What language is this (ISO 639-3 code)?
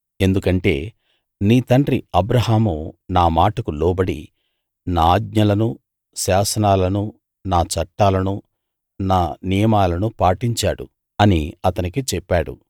tel